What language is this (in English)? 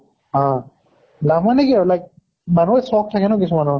Assamese